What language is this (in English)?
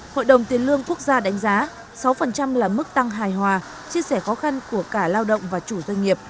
Vietnamese